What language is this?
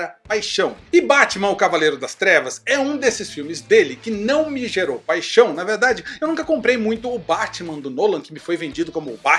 Portuguese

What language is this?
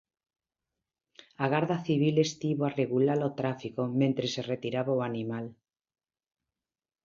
Galician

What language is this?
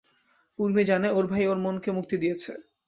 Bangla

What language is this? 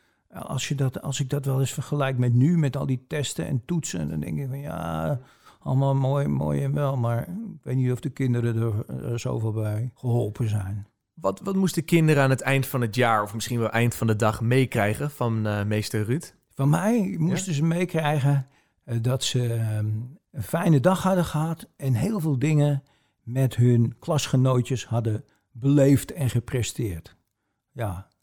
Dutch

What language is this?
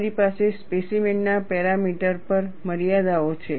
Gujarati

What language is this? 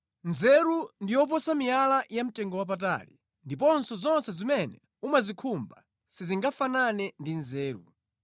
Nyanja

